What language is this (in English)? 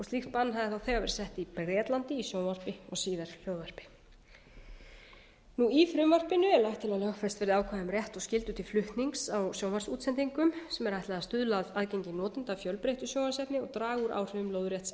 Icelandic